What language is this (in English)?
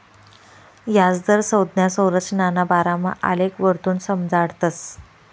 Marathi